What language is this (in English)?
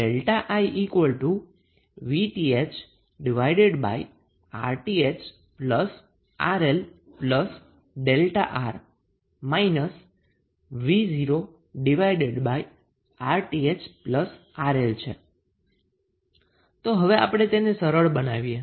Gujarati